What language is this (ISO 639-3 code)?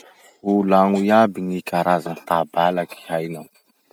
msh